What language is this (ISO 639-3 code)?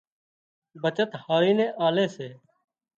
kxp